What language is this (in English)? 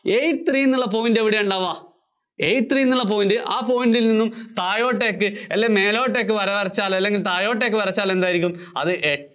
Malayalam